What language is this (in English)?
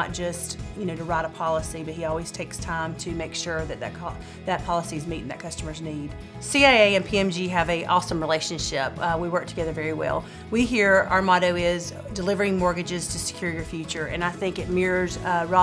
English